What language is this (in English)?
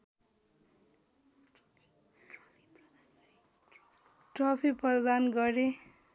Nepali